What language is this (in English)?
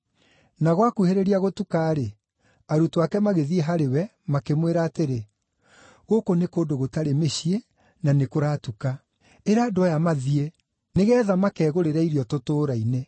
Kikuyu